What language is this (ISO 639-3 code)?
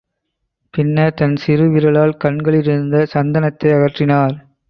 tam